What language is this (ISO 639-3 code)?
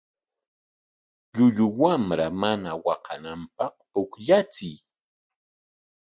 qwa